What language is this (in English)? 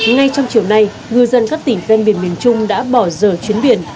Vietnamese